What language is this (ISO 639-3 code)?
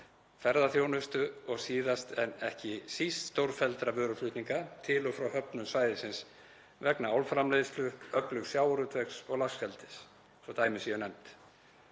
isl